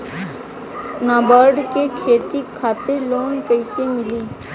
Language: Bhojpuri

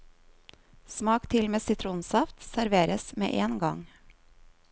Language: Norwegian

